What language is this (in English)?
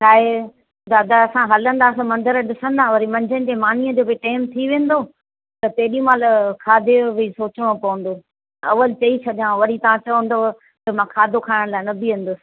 Sindhi